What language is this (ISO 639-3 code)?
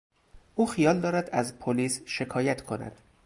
fas